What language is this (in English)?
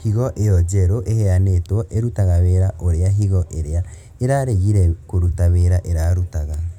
Kikuyu